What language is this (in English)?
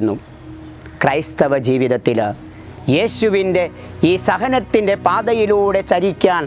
Malayalam